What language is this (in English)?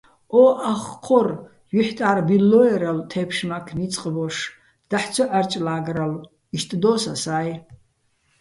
Bats